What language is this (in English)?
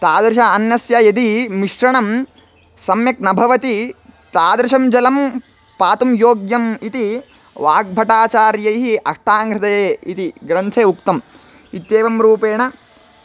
Sanskrit